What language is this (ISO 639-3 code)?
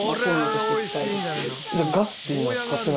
jpn